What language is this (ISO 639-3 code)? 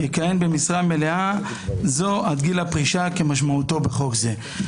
heb